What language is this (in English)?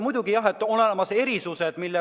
Estonian